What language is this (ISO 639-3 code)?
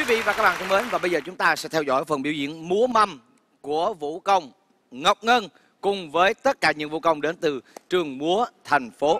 vie